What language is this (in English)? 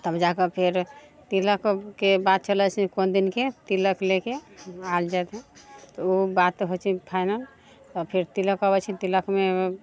Maithili